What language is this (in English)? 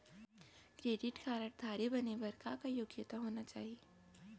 Chhattisgarhi